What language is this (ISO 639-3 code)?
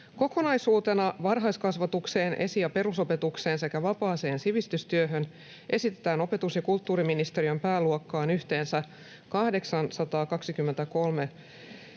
fin